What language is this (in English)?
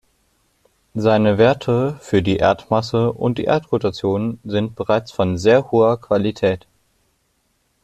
German